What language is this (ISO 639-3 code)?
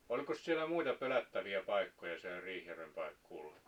fin